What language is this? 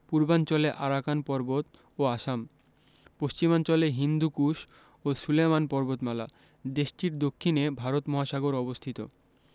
Bangla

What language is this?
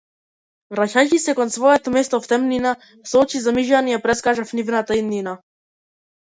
Macedonian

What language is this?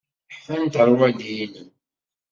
Kabyle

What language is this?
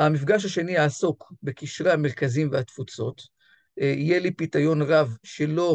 Hebrew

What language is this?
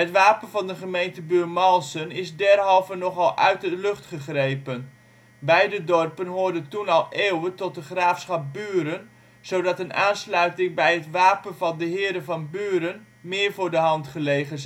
Dutch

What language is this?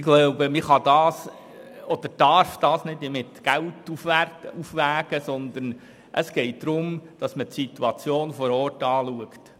Swiss German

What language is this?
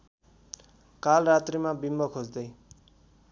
Nepali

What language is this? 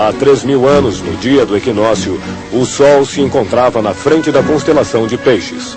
Portuguese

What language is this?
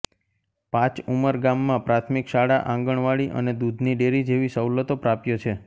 Gujarati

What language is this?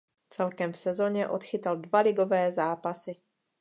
Czech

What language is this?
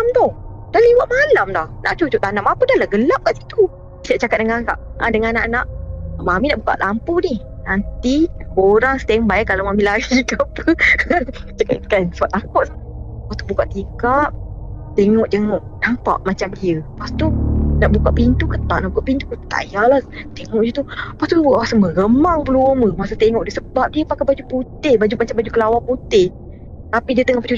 Malay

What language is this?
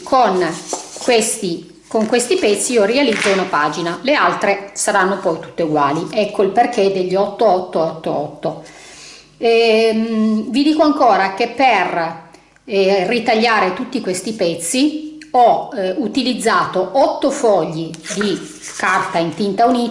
Italian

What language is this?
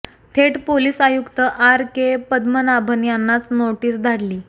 Marathi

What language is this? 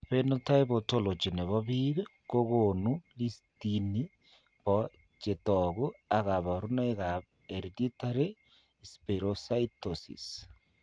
Kalenjin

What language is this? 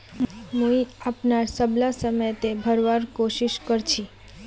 Magahi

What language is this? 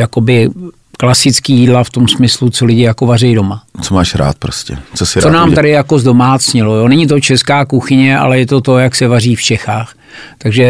Czech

